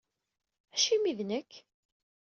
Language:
Kabyle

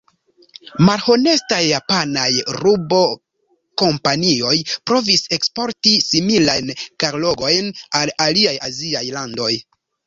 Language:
Esperanto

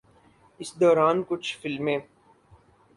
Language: Urdu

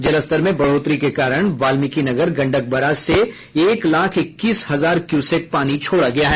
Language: Hindi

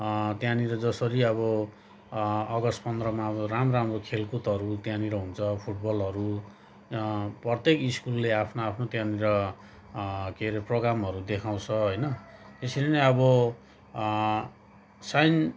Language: Nepali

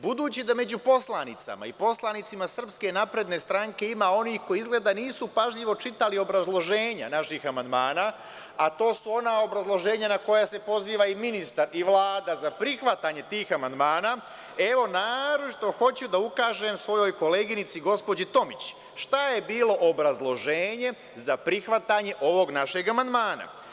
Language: Serbian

